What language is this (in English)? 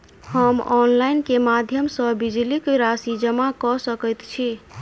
Maithili